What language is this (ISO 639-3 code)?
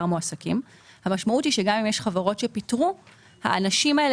heb